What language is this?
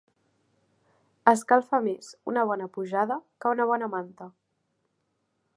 Catalan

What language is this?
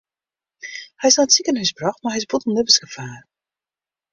Western Frisian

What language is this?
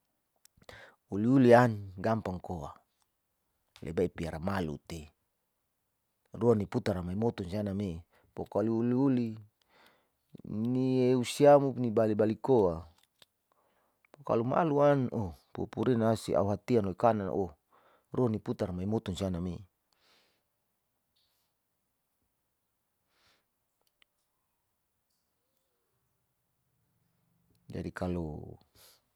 Saleman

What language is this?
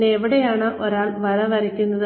Malayalam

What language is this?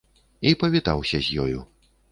Belarusian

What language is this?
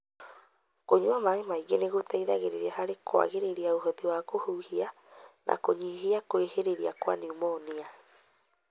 Kikuyu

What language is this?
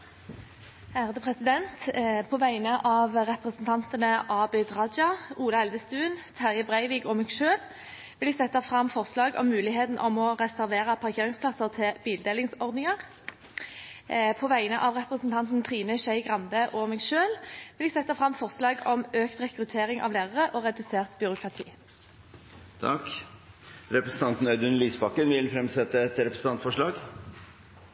Norwegian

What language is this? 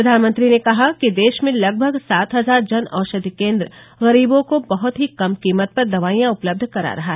Hindi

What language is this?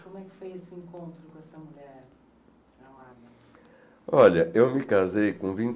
Portuguese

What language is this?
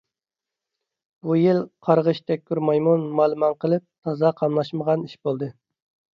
Uyghur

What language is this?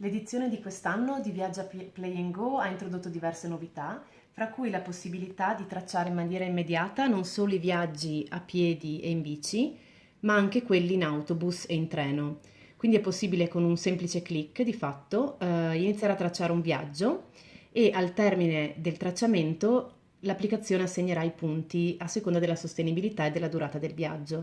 Italian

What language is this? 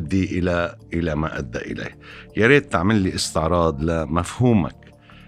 Arabic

